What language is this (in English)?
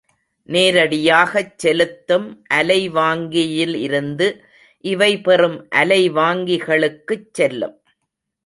Tamil